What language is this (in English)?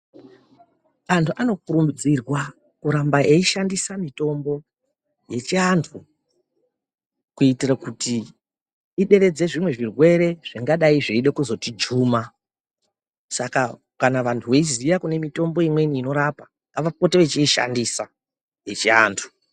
Ndau